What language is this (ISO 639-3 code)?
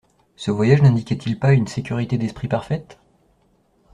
fra